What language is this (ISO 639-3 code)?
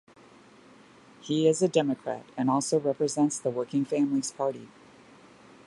eng